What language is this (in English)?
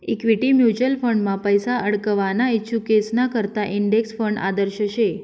Marathi